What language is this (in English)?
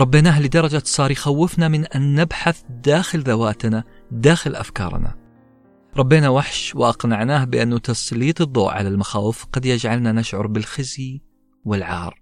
Arabic